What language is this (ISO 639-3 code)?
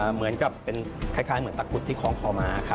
tha